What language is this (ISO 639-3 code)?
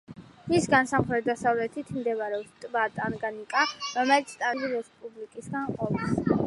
kat